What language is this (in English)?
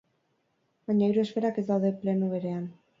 Basque